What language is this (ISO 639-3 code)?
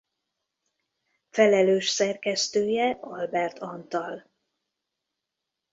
hun